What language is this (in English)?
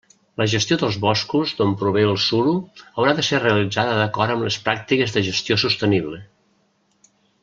Catalan